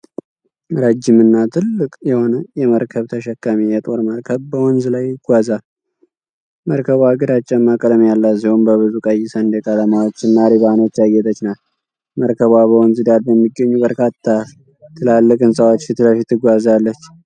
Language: Amharic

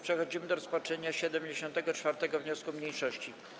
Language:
Polish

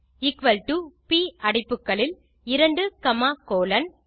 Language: Tamil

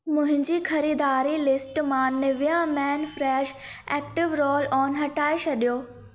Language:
Sindhi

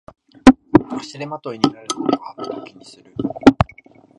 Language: Japanese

